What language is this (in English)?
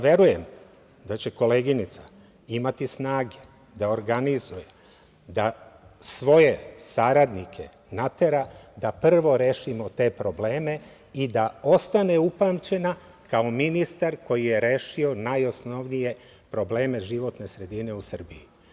Serbian